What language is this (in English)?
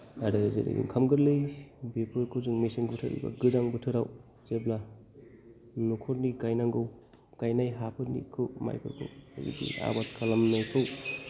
Bodo